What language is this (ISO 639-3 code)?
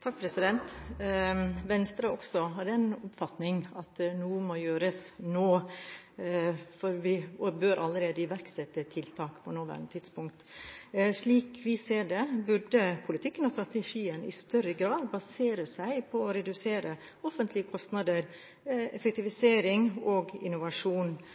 nob